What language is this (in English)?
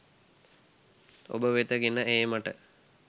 Sinhala